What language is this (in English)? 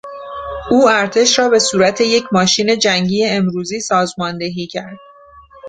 Persian